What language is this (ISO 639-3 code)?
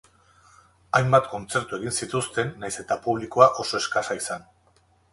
eus